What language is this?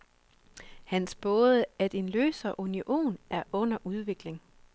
Danish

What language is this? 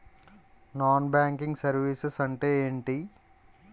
Telugu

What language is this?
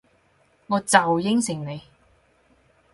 Cantonese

